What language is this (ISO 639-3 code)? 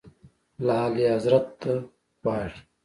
pus